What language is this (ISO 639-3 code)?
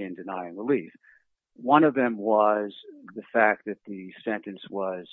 eng